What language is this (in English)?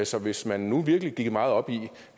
Danish